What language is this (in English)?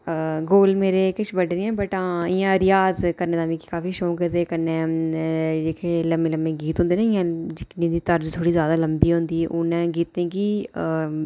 Dogri